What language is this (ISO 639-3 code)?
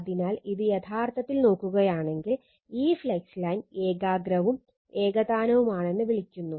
mal